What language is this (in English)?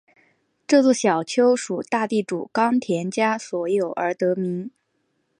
Chinese